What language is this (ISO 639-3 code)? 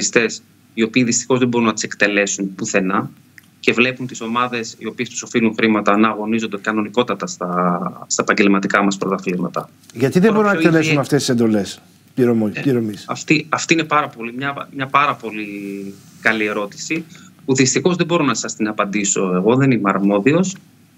ell